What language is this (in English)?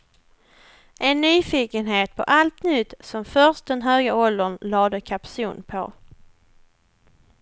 Swedish